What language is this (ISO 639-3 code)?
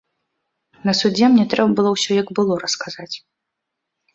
bel